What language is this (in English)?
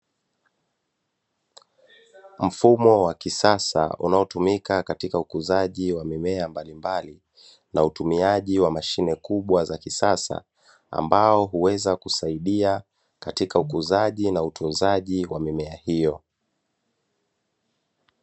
Swahili